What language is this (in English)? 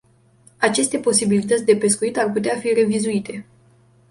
Romanian